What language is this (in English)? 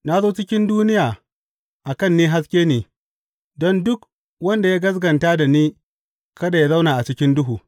Hausa